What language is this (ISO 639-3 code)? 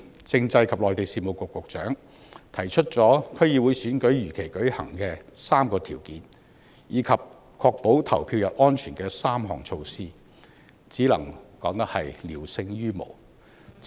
yue